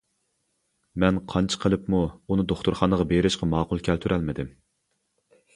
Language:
Uyghur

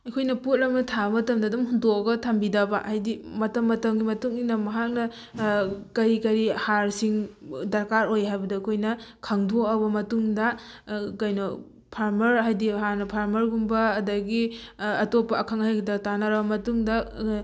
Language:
Manipuri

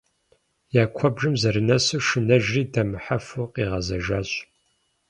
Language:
Kabardian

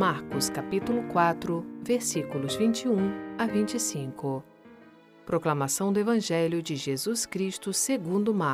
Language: Portuguese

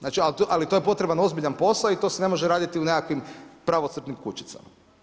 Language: Croatian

